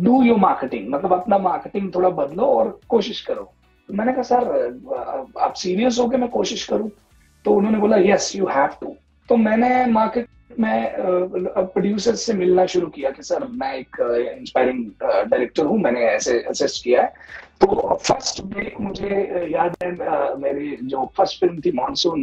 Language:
Hindi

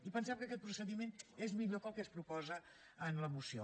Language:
Catalan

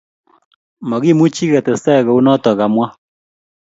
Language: Kalenjin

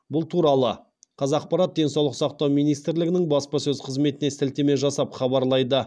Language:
Kazakh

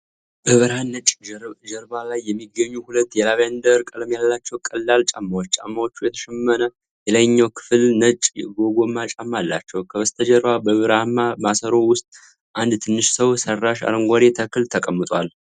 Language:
Amharic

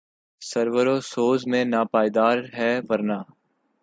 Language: Urdu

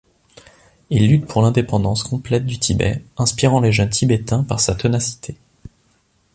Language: French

